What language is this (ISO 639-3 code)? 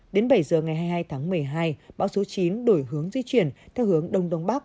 vie